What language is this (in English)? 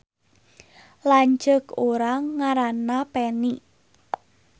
Sundanese